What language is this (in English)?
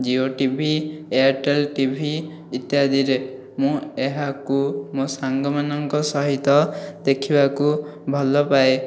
Odia